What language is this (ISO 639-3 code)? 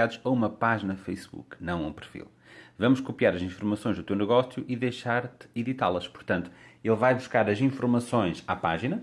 por